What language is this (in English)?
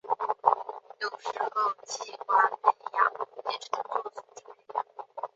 Chinese